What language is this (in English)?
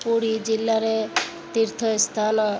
Odia